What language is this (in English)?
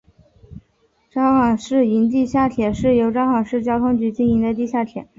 Chinese